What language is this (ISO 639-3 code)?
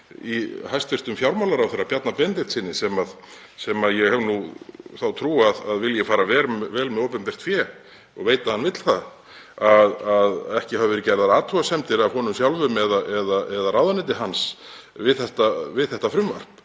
isl